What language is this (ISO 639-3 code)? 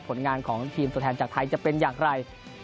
tha